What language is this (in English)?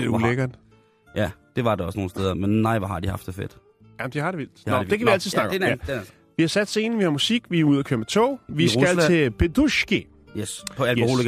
Danish